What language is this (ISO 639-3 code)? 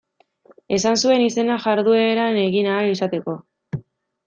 eus